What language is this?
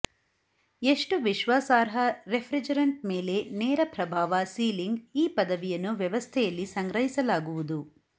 Kannada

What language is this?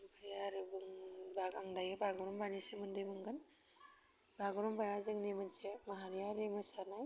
Bodo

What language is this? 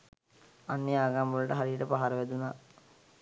Sinhala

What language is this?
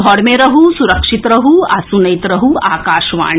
Maithili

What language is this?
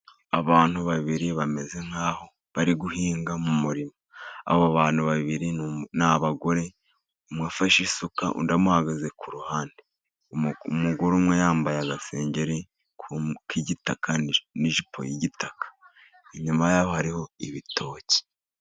Kinyarwanda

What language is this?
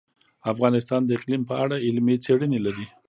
Pashto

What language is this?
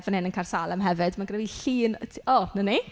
Welsh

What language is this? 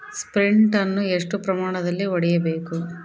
Kannada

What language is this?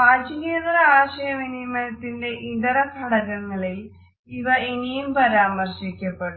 Malayalam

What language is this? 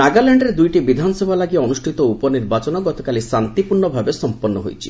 Odia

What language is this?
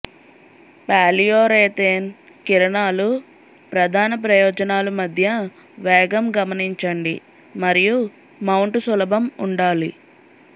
Telugu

